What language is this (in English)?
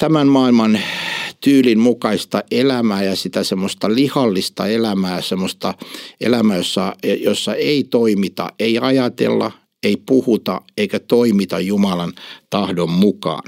Finnish